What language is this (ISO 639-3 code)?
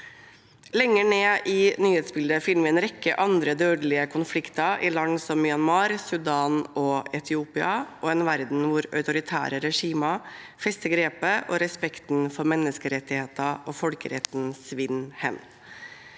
nor